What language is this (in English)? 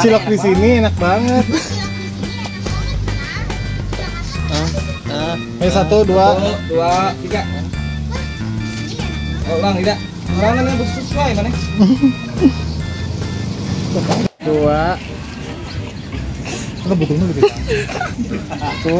Indonesian